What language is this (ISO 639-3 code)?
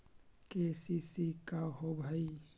mag